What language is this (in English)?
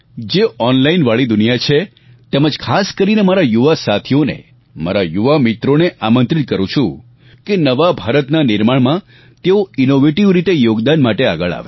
Gujarati